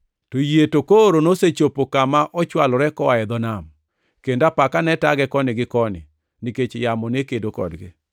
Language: Luo (Kenya and Tanzania)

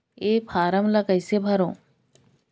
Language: Chhattisgarhi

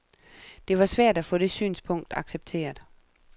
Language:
Danish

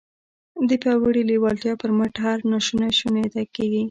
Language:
Pashto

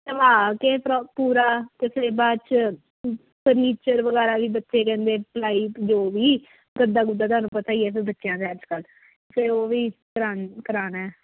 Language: Punjabi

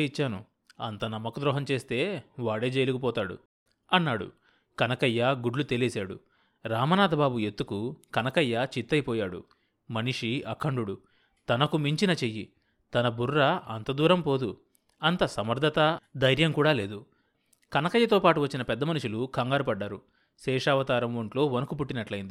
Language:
Telugu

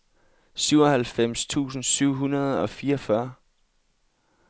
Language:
Danish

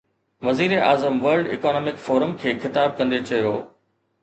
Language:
Sindhi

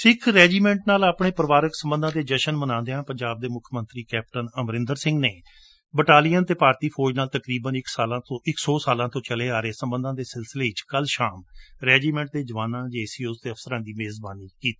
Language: Punjabi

